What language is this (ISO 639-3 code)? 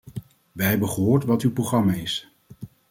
nld